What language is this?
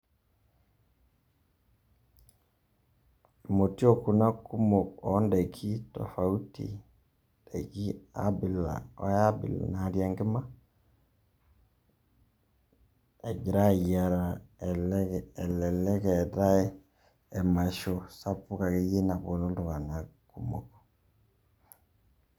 Masai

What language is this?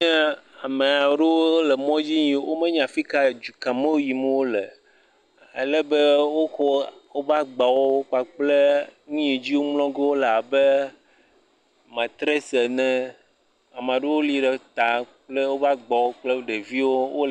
Ewe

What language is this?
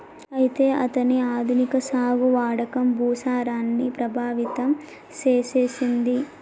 Telugu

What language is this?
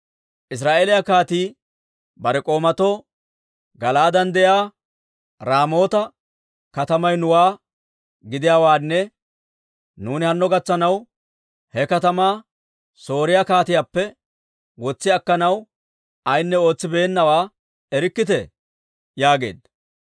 Dawro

